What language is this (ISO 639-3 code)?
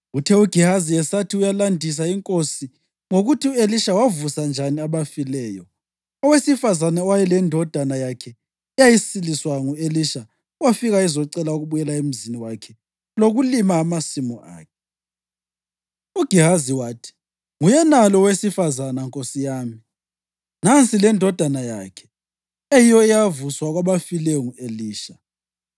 nde